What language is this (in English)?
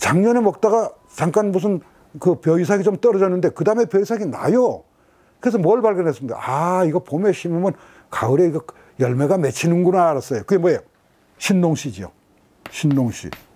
Korean